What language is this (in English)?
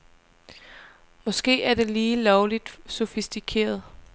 Danish